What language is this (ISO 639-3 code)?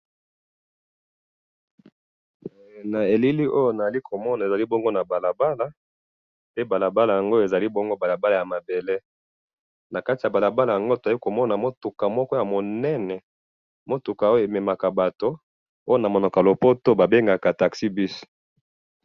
lin